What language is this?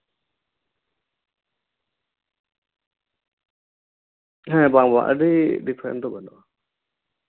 Santali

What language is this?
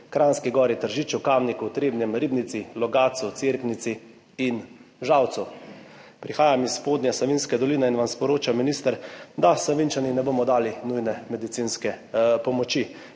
Slovenian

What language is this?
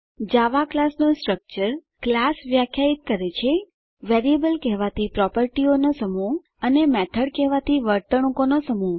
Gujarati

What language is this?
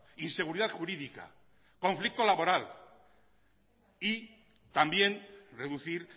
Spanish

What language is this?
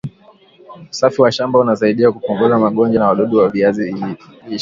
Swahili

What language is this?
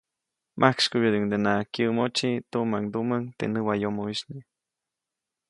Copainalá Zoque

